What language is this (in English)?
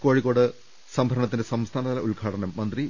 Malayalam